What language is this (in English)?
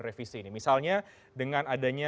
Indonesian